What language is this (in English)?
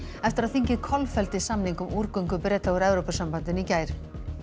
Icelandic